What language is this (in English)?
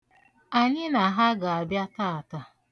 Igbo